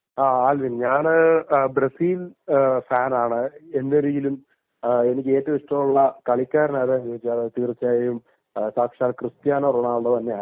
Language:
Malayalam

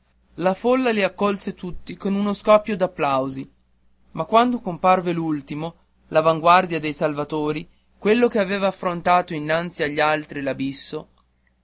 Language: Italian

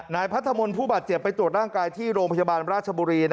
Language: Thai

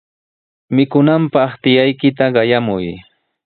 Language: Sihuas Ancash Quechua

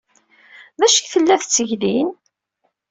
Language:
Kabyle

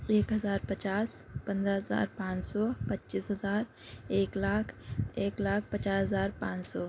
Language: Urdu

